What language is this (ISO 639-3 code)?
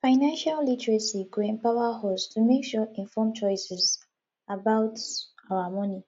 pcm